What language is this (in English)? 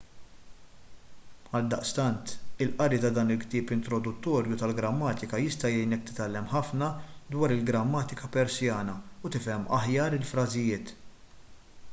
Maltese